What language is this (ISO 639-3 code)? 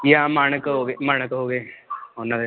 pan